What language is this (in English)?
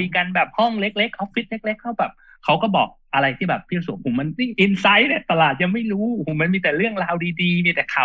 Thai